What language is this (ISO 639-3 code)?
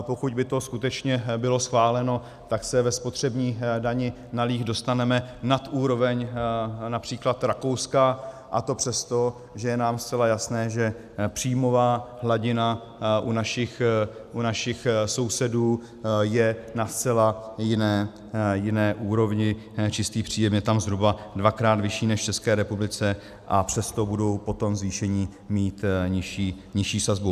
ces